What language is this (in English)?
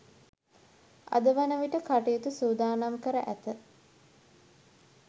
Sinhala